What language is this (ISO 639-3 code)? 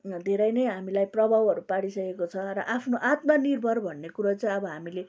nep